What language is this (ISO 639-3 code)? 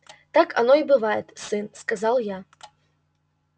rus